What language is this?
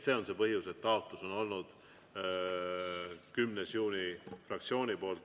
Estonian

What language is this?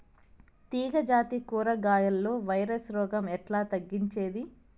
Telugu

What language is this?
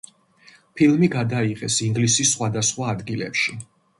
Georgian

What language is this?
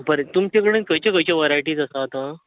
Konkani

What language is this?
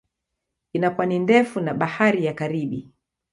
Swahili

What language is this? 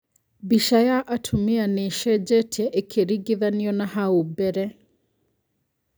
Kikuyu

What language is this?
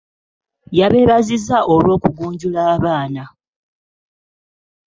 Ganda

